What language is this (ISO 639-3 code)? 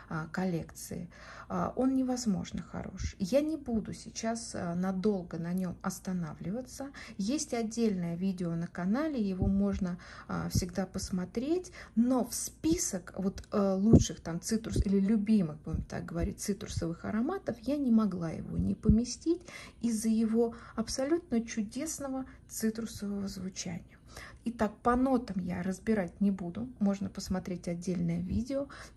rus